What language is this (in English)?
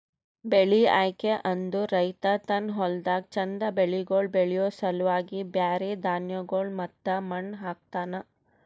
Kannada